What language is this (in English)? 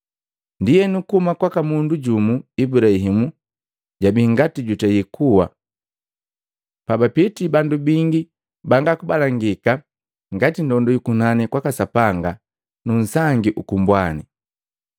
Matengo